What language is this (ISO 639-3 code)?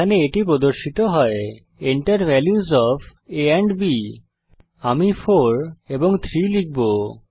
ben